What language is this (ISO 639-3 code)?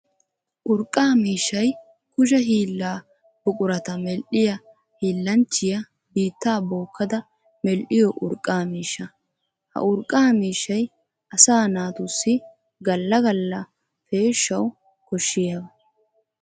wal